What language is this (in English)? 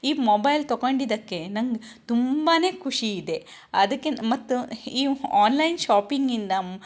Kannada